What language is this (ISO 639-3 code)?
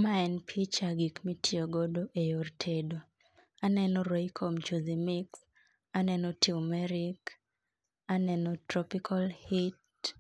luo